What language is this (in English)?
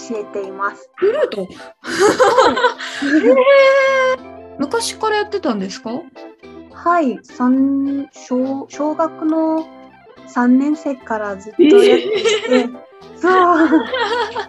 Japanese